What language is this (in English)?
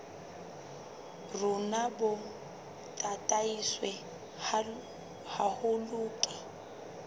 Southern Sotho